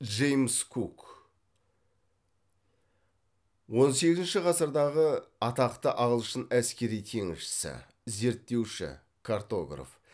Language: Kazakh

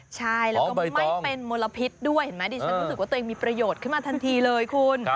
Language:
Thai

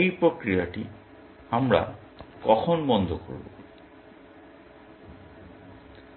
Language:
Bangla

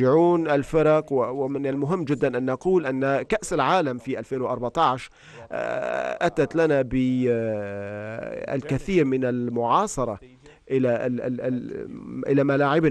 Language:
Arabic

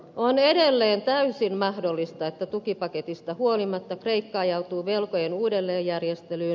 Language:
Finnish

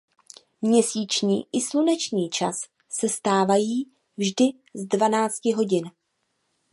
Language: Czech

